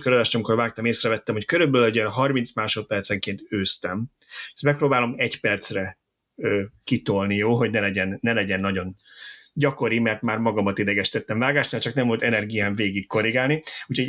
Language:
Hungarian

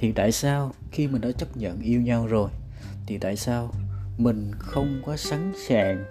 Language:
Vietnamese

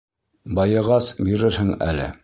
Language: Bashkir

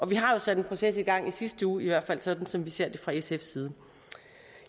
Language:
Danish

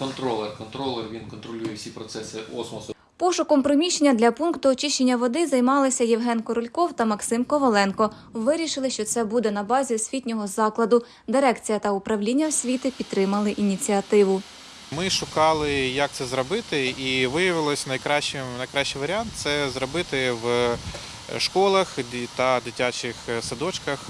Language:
Ukrainian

